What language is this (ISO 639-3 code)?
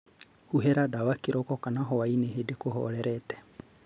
kik